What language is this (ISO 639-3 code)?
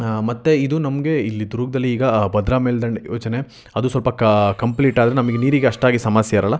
kan